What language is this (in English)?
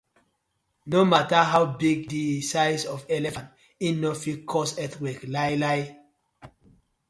Nigerian Pidgin